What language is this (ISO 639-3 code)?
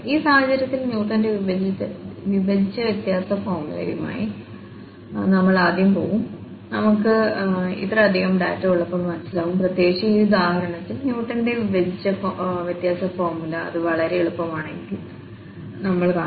mal